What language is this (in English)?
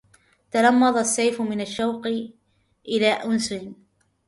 Arabic